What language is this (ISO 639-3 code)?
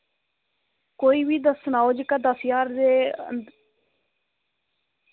doi